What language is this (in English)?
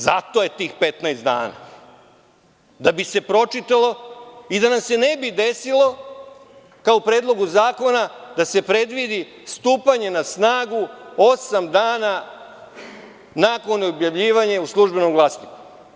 Serbian